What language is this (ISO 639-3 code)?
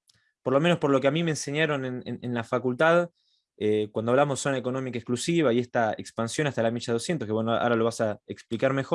spa